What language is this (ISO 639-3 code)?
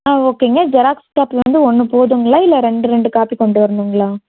tam